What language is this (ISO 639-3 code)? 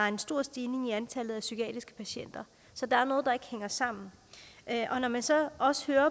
dan